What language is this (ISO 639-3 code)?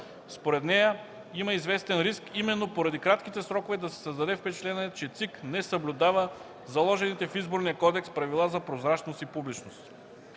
bul